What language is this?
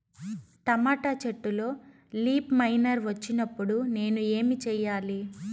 Telugu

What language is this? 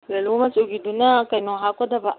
Manipuri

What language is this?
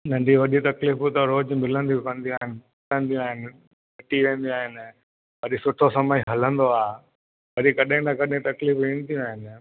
Sindhi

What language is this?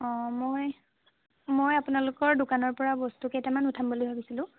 Assamese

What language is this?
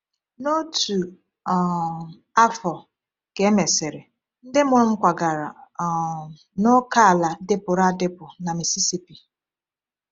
Igbo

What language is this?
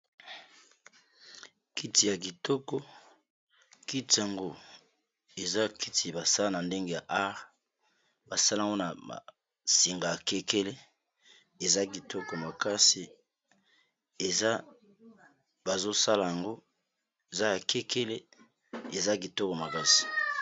Lingala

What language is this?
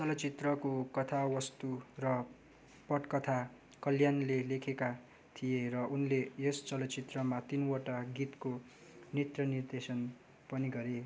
Nepali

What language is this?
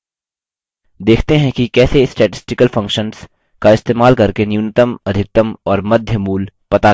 Hindi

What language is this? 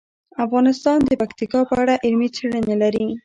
Pashto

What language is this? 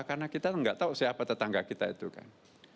Indonesian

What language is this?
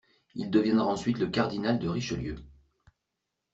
French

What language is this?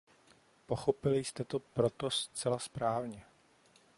Czech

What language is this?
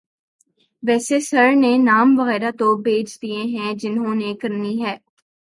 Urdu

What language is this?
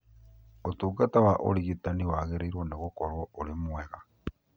Kikuyu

